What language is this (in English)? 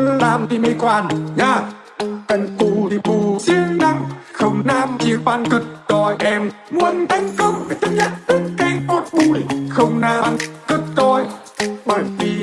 Vietnamese